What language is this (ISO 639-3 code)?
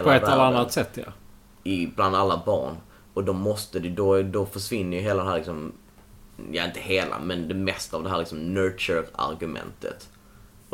swe